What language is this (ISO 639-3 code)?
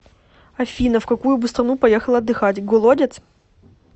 rus